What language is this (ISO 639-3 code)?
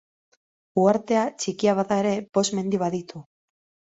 eus